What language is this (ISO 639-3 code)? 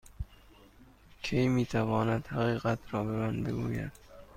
fas